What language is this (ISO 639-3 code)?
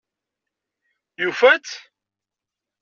kab